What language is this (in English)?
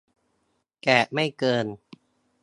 Thai